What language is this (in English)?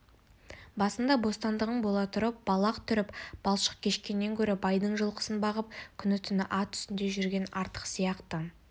Kazakh